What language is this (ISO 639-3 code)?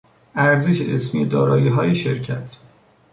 fas